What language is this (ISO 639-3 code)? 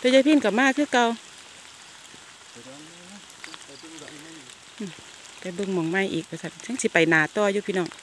tha